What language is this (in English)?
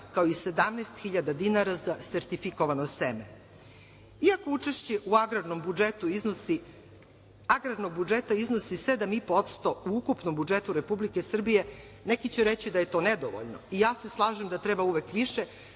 Serbian